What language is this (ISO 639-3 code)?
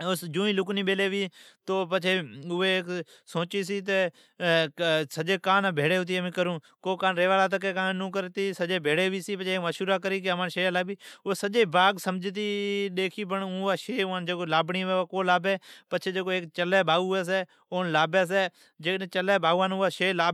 odk